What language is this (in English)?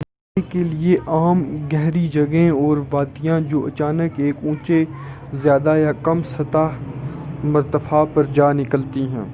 Urdu